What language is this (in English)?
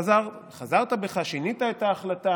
Hebrew